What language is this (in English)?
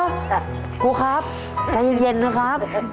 Thai